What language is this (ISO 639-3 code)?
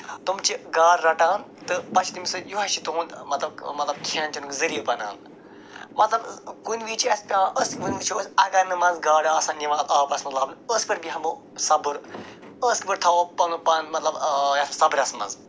kas